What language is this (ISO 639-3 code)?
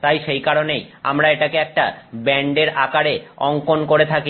ben